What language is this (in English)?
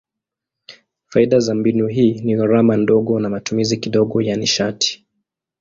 Swahili